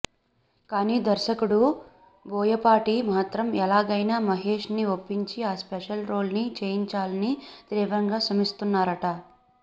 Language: Telugu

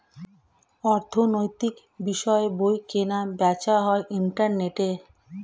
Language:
Bangla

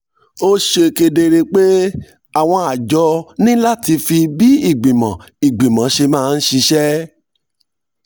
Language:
Yoruba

